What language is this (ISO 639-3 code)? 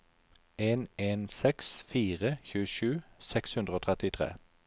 nor